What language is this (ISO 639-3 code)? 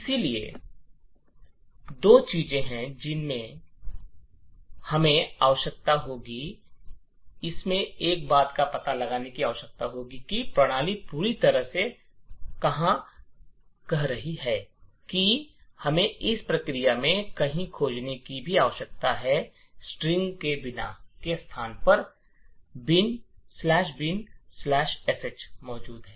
hin